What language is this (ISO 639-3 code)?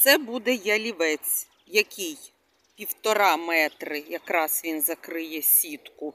ukr